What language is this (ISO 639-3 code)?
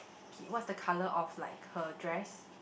eng